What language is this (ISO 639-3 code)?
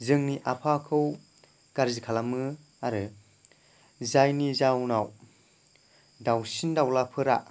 brx